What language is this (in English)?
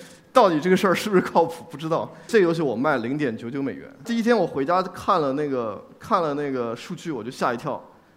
Chinese